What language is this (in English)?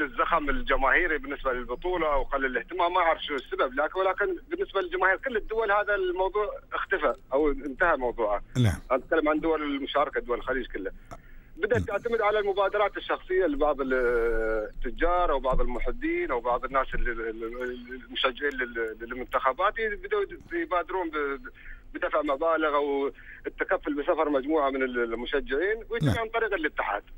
Arabic